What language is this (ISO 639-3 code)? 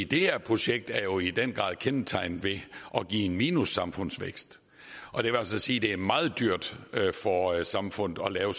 dan